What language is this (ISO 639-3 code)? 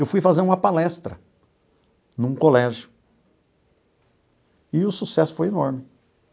por